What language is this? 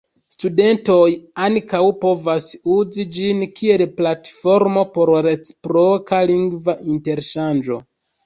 Esperanto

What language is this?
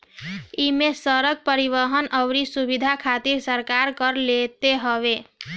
Bhojpuri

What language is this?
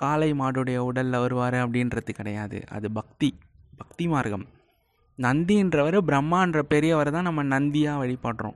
Tamil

